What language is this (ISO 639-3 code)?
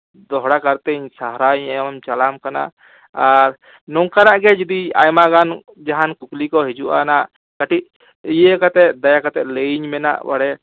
sat